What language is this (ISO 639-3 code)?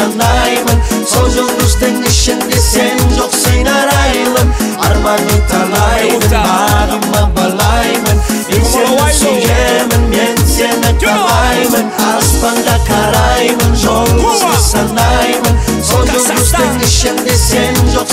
slk